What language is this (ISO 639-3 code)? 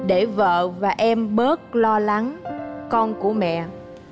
vie